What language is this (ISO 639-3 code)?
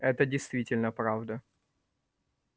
rus